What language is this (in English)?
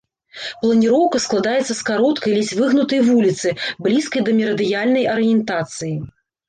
Belarusian